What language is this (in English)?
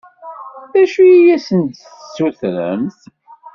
Kabyle